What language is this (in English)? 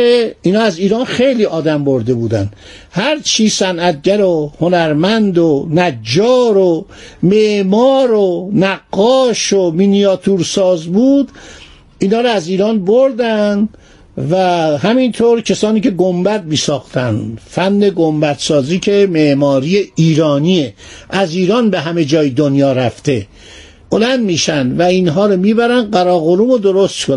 Persian